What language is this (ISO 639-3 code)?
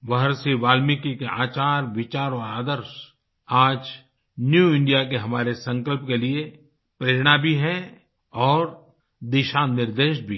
hin